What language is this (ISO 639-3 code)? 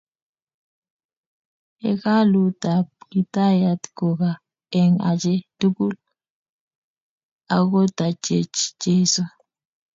kln